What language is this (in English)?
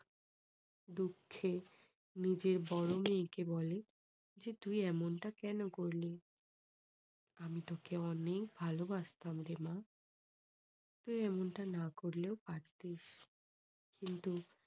Bangla